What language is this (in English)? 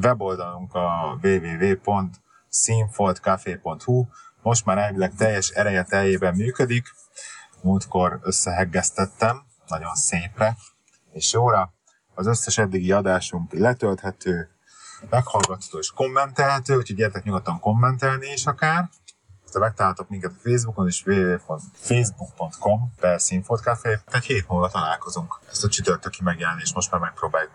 Hungarian